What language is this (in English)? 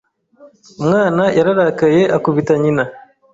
Kinyarwanda